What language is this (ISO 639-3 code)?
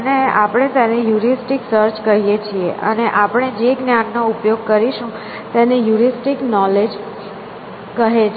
guj